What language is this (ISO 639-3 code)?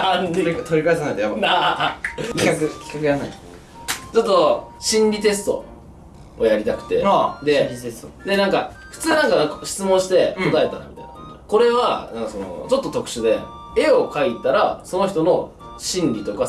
jpn